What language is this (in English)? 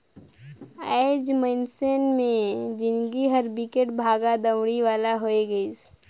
Chhattisgarhi